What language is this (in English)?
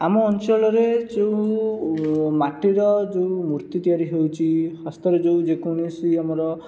Odia